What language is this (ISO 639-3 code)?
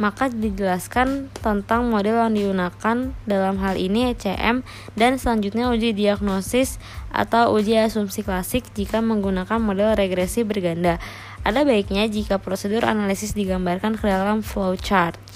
ind